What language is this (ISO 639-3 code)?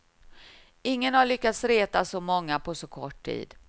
swe